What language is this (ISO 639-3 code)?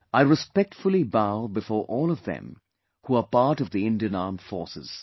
eng